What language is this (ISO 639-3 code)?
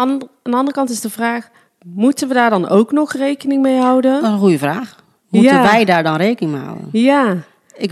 nld